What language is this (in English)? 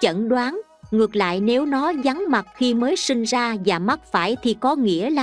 Vietnamese